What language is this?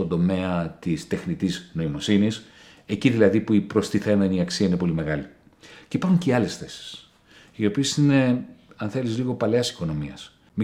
Greek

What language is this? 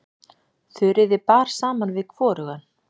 Icelandic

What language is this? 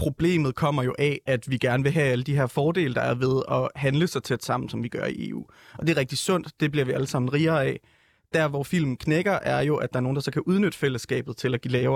Danish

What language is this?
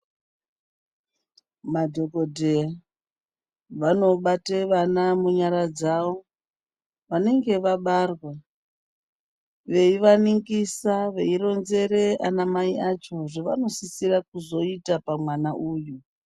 Ndau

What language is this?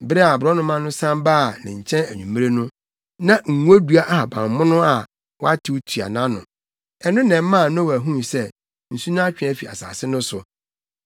Akan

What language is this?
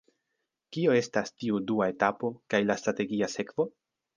Esperanto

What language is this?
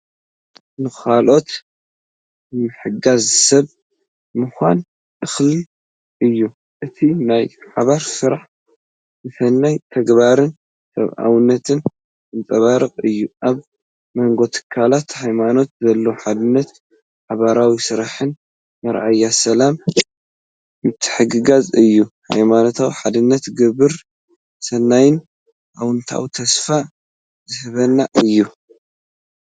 Tigrinya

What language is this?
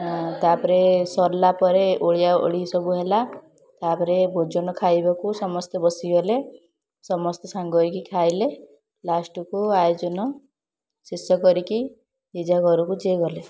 Odia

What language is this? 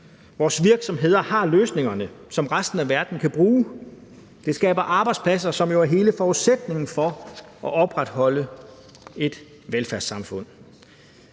Danish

